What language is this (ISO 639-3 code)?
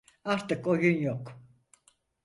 tur